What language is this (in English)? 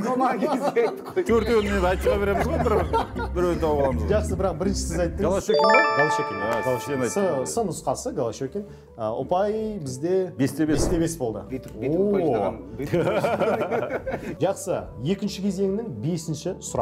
Turkish